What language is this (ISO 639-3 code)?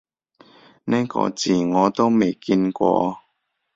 yue